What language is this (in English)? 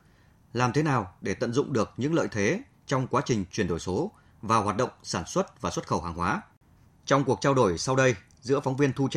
Vietnamese